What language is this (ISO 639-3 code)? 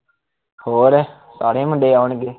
pan